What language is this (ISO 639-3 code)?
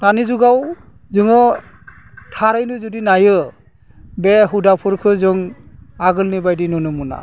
brx